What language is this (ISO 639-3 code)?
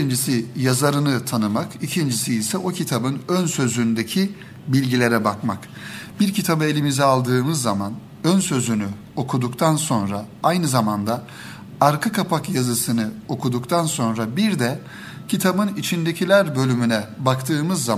tur